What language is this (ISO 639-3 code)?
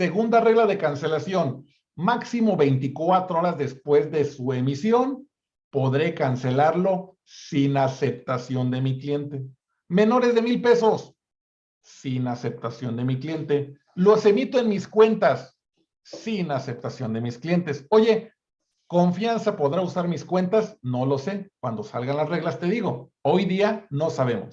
spa